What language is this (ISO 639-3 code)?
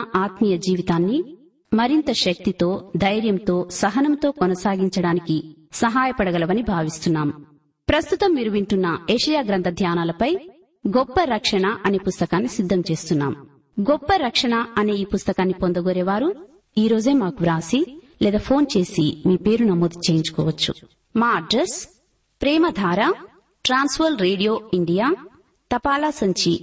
tel